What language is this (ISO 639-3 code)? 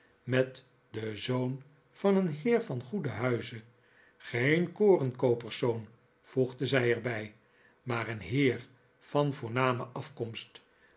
nld